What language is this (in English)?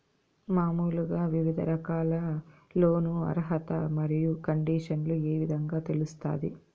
Telugu